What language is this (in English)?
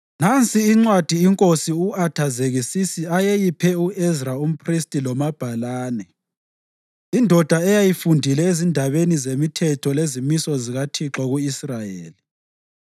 North Ndebele